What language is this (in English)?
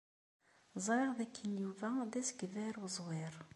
Kabyle